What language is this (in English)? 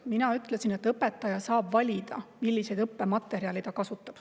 Estonian